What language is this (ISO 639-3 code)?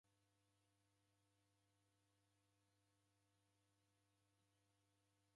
dav